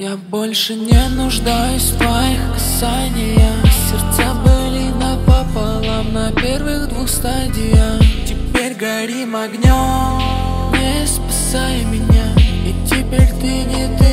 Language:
Russian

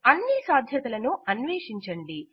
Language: Telugu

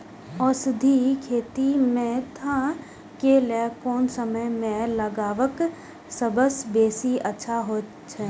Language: Maithili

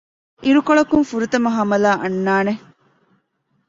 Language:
Divehi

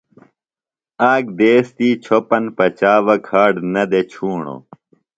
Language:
Phalura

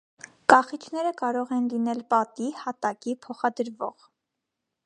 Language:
Armenian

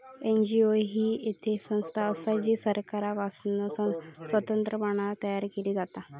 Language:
Marathi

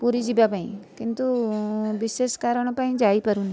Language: Odia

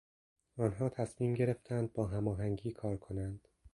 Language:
Persian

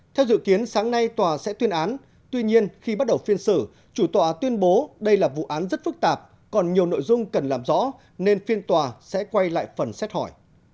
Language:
Vietnamese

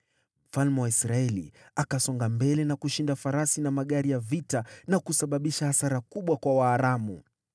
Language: Swahili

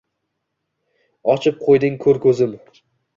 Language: Uzbek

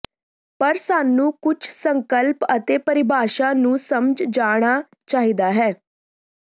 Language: Punjabi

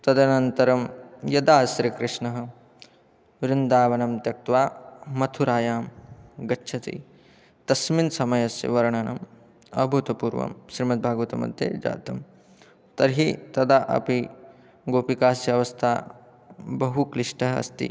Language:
Sanskrit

